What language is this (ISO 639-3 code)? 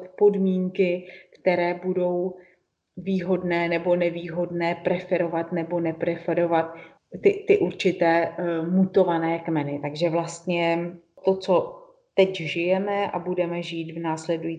ces